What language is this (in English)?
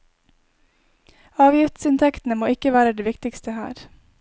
Norwegian